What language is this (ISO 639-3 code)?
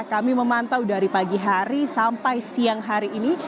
ind